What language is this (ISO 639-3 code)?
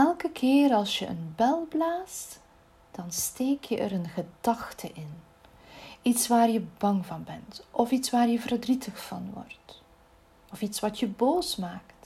nld